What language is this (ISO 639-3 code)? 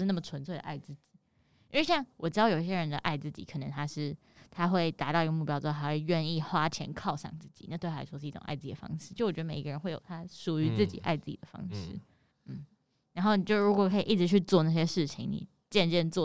zho